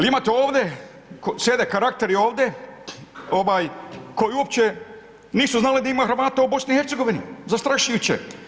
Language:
Croatian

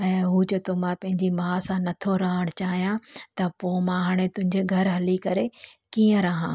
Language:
Sindhi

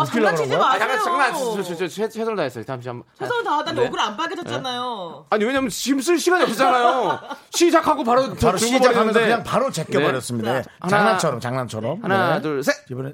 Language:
Korean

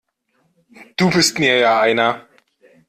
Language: German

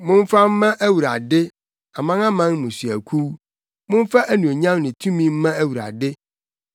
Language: Akan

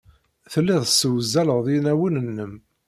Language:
Kabyle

